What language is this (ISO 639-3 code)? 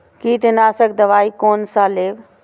mai